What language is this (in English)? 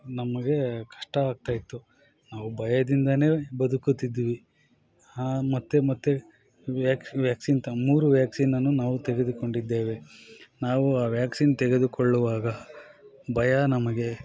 Kannada